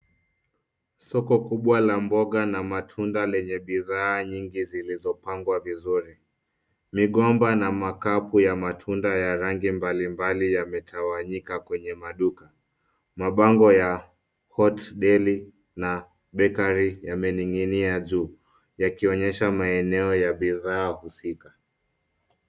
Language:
Swahili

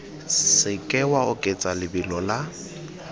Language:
Tswana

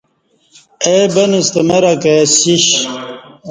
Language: Kati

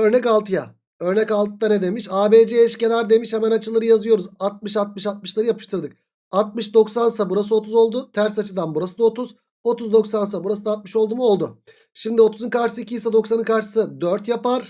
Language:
Turkish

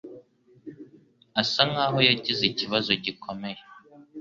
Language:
Kinyarwanda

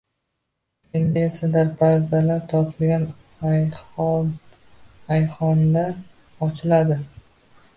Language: Uzbek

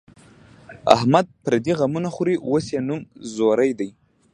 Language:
Pashto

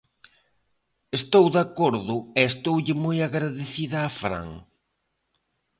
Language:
Galician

